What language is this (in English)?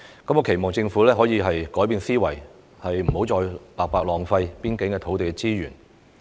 Cantonese